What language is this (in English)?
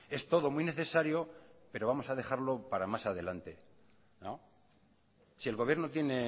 Spanish